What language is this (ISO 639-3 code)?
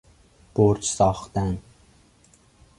fas